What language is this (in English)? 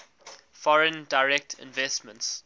English